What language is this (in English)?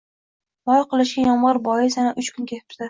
Uzbek